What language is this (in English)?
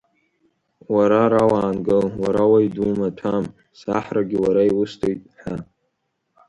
Abkhazian